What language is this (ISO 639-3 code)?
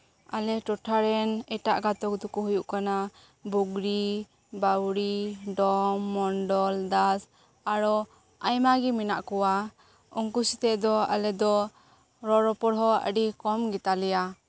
sat